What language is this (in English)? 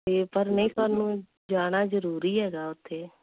Punjabi